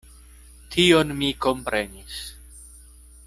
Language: Esperanto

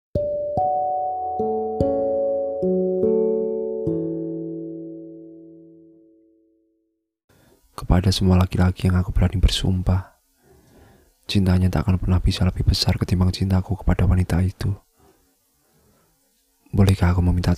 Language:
Indonesian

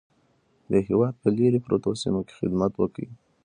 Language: Pashto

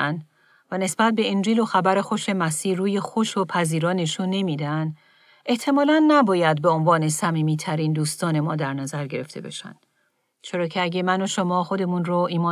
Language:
Persian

